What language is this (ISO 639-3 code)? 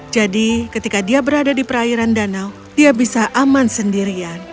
ind